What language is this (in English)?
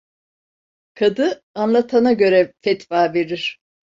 Turkish